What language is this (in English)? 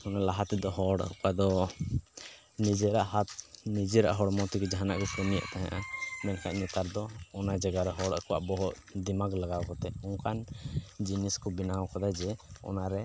Santali